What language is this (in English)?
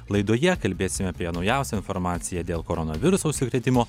Lithuanian